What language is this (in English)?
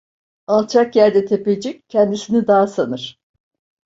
Turkish